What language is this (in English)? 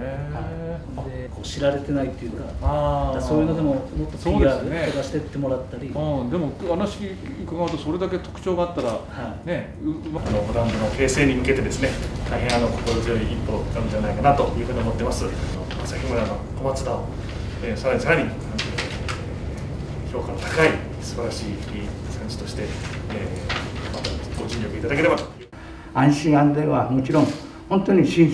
Japanese